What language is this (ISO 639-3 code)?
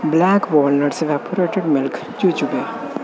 pan